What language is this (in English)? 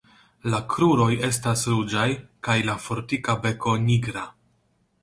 Esperanto